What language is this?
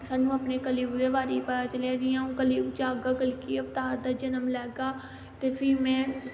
Dogri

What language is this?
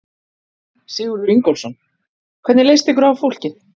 Icelandic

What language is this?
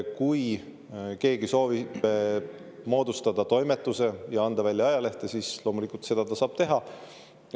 Estonian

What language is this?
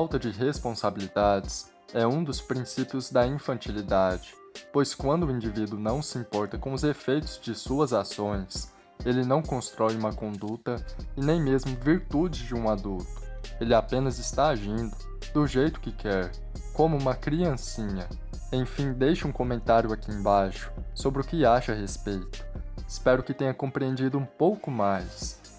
Portuguese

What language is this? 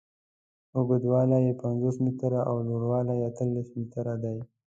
Pashto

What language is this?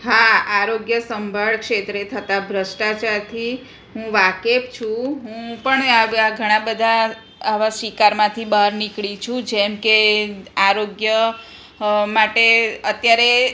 Gujarati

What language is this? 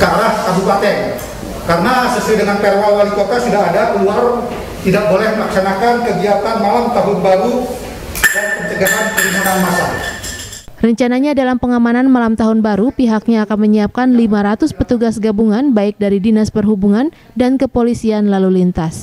Indonesian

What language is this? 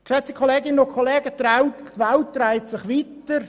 Swiss German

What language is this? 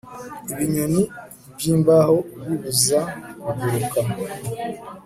Kinyarwanda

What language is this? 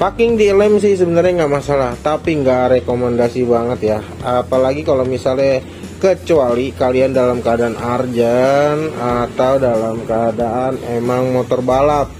Indonesian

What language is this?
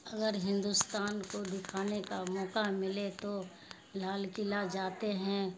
Urdu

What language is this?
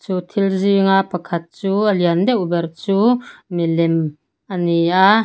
Mizo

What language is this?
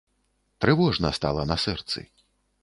Belarusian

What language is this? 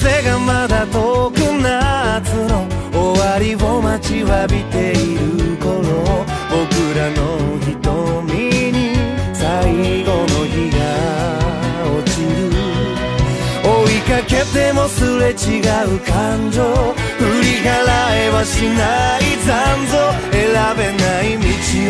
Spanish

